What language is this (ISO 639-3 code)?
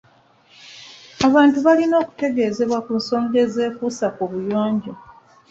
lug